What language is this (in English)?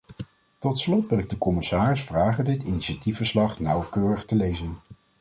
Dutch